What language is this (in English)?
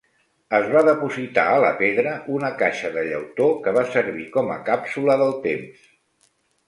Catalan